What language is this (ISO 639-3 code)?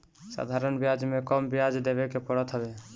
bho